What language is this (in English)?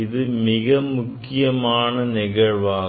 Tamil